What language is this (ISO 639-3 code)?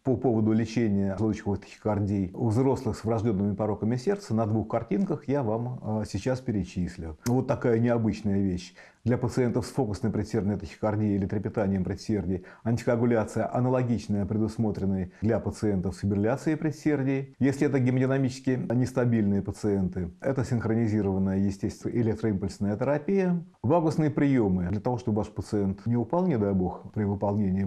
rus